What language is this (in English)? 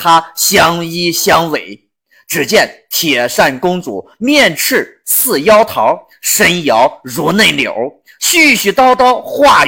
Chinese